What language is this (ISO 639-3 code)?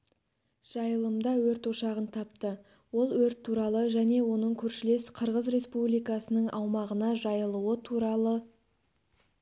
kaz